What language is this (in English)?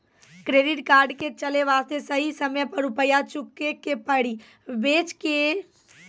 Maithili